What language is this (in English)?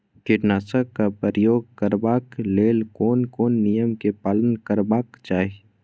Maithili